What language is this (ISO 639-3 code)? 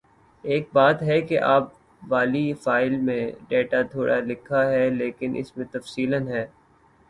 urd